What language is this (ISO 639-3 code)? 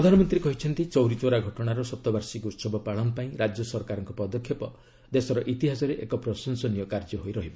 ori